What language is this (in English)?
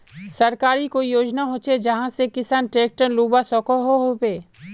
Magahi